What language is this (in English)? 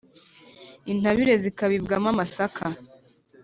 Kinyarwanda